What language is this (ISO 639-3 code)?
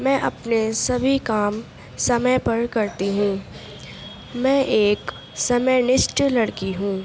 urd